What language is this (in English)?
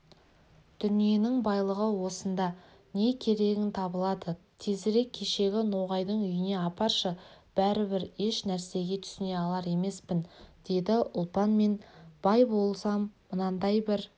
Kazakh